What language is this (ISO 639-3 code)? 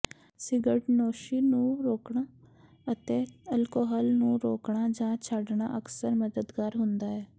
pan